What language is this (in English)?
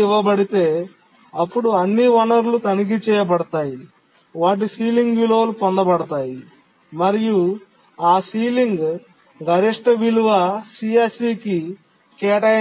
Telugu